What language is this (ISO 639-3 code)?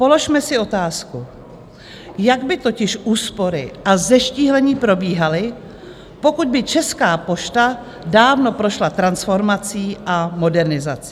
ces